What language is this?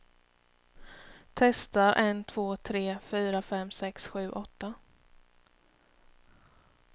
Swedish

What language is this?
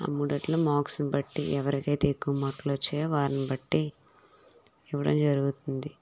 Telugu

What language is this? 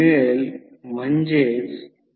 Marathi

